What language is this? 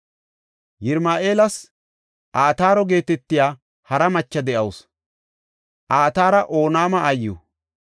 Gofa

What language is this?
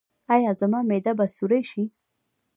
Pashto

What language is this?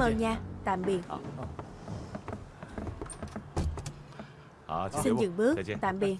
Vietnamese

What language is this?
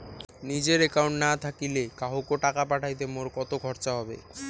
Bangla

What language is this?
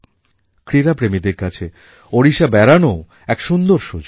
Bangla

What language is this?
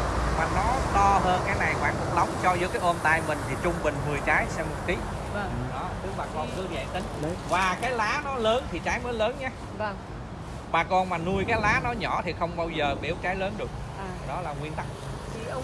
Vietnamese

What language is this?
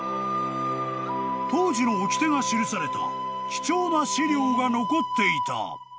Japanese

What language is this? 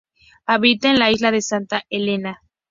Spanish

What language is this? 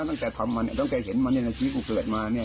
Thai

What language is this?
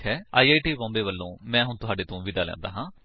Punjabi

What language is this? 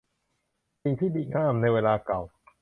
Thai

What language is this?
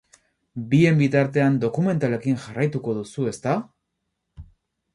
Basque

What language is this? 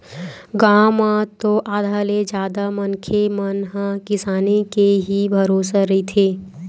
Chhattisgarhi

